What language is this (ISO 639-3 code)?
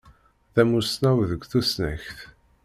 kab